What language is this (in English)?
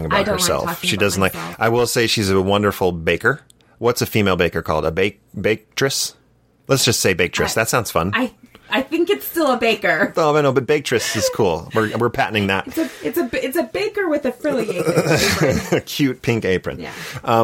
English